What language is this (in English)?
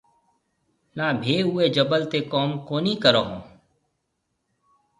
Marwari (Pakistan)